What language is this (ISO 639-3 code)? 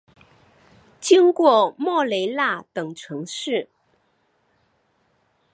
zho